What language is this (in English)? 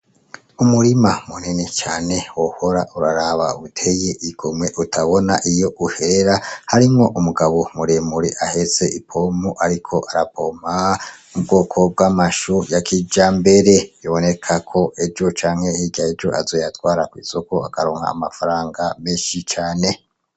Rundi